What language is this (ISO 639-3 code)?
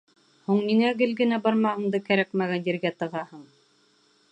bak